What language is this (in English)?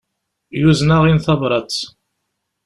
Kabyle